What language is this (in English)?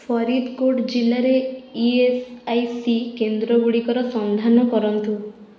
Odia